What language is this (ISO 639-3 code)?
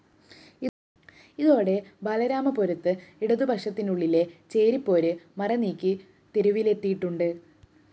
mal